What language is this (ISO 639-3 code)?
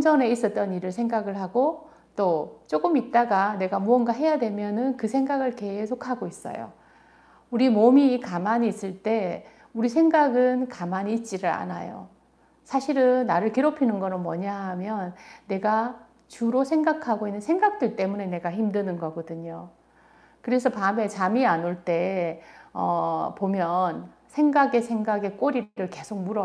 kor